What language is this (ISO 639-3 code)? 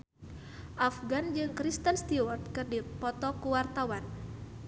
sun